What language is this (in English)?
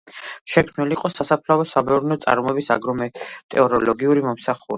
Georgian